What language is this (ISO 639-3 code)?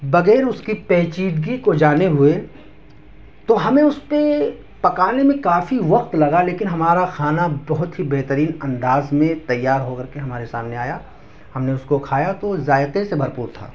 urd